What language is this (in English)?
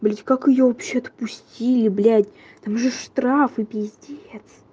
Russian